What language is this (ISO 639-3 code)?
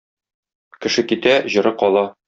tat